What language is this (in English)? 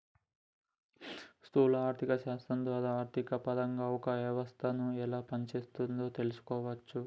Telugu